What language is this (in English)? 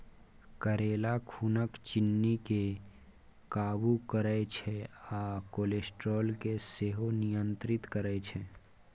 Maithili